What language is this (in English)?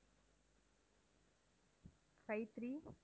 Tamil